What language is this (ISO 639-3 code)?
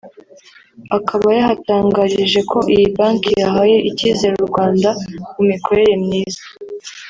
kin